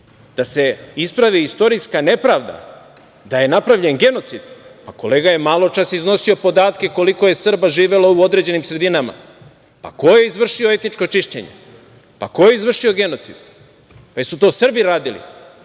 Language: Serbian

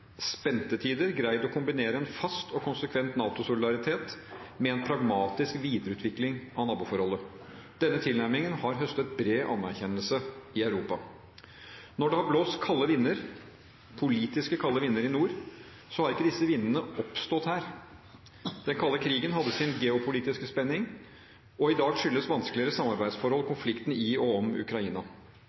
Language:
Norwegian Bokmål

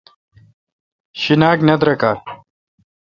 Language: Kalkoti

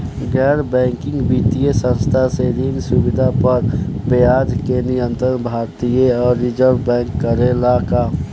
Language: Bhojpuri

